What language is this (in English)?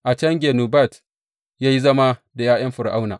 Hausa